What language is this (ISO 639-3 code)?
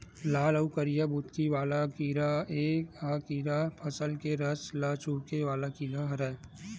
hne